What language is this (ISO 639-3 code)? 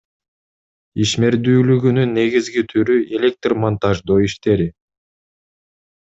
kir